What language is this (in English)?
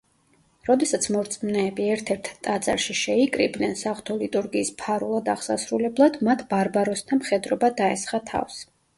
Georgian